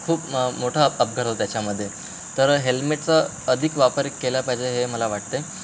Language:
Marathi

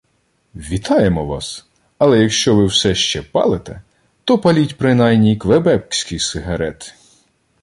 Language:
Ukrainian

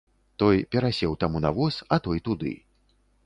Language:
Belarusian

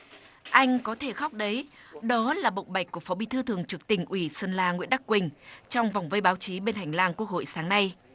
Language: Vietnamese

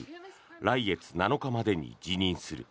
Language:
Japanese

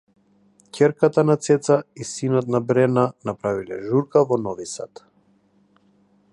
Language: Macedonian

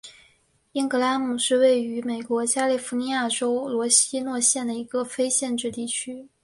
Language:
Chinese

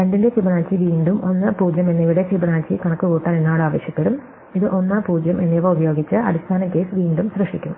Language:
Malayalam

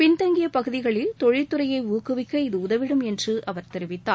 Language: Tamil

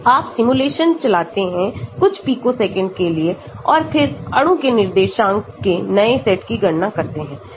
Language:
Hindi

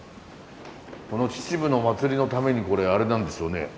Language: Japanese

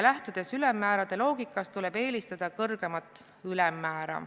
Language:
Estonian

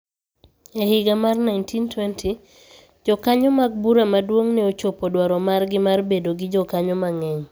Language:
Luo (Kenya and Tanzania)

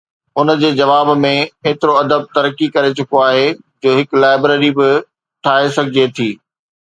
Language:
Sindhi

